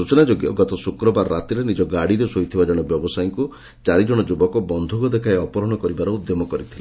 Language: Odia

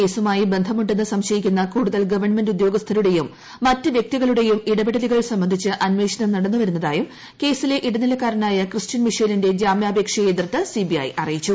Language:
Malayalam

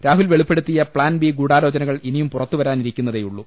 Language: Malayalam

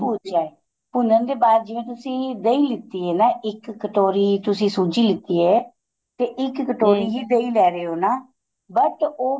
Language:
Punjabi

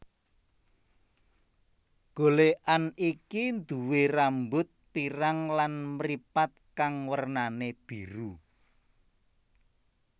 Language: Javanese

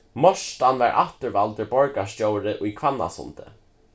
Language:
Faroese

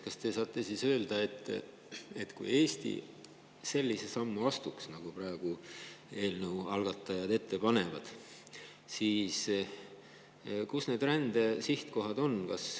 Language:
Estonian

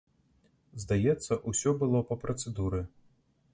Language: Belarusian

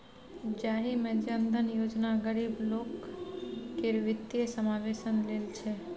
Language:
Maithili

